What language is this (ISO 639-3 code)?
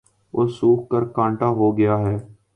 urd